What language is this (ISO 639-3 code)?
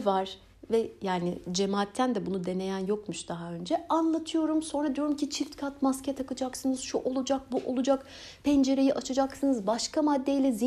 tur